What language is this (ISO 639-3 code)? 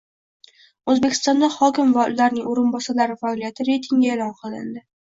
uzb